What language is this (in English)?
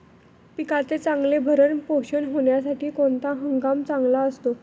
Marathi